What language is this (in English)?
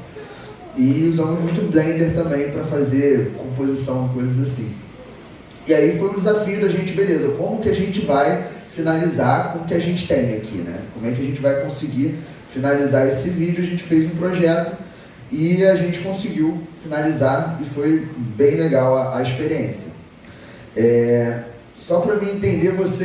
Portuguese